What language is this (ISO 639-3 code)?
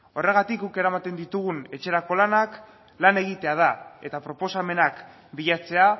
eus